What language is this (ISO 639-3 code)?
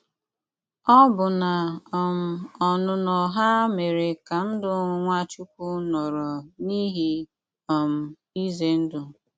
ibo